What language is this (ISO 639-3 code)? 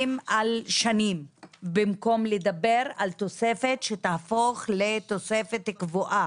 heb